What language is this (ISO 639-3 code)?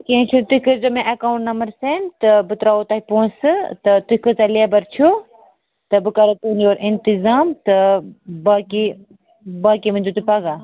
kas